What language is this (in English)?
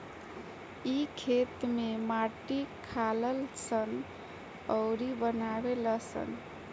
Bhojpuri